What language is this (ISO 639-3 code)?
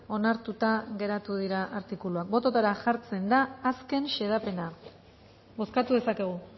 eus